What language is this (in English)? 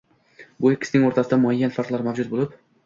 Uzbek